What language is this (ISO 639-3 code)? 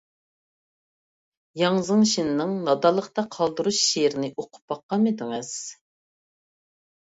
uig